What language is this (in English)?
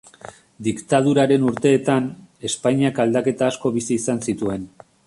Basque